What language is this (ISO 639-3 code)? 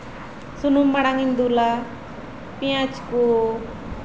sat